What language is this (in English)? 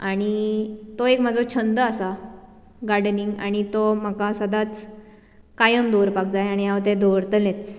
Konkani